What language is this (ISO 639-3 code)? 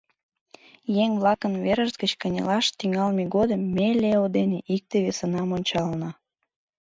chm